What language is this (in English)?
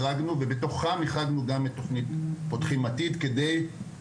Hebrew